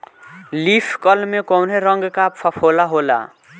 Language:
Bhojpuri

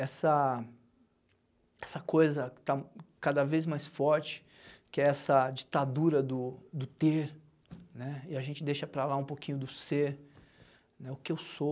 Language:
Portuguese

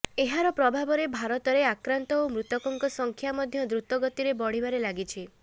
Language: Odia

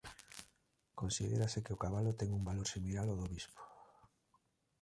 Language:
Galician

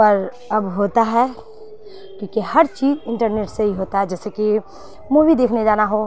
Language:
Urdu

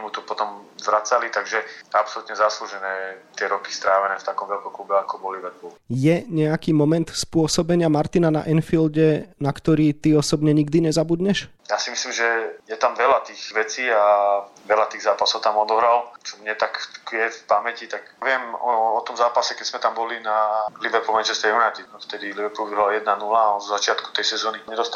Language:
Slovak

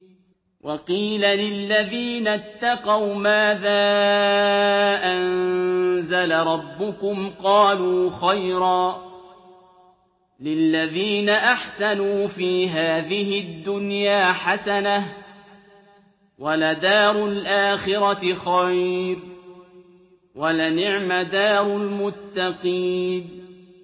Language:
Arabic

